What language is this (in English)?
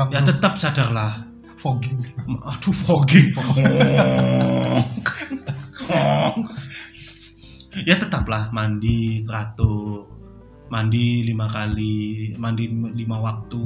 Indonesian